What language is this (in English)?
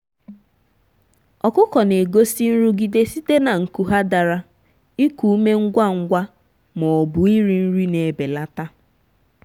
Igbo